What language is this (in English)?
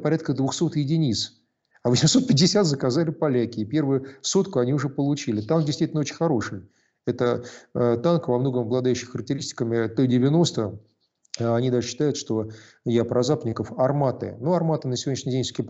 Russian